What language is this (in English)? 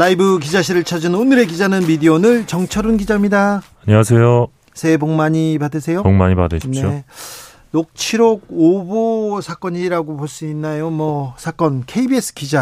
Korean